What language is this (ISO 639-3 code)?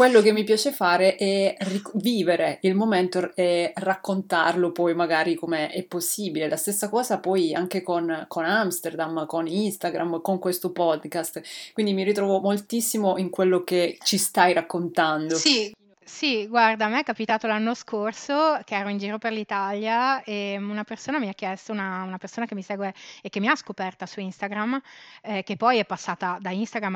ita